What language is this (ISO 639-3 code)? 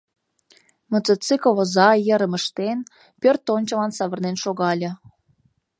chm